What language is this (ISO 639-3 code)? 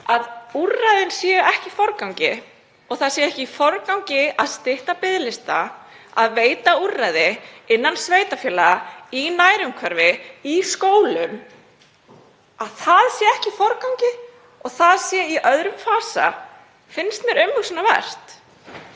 isl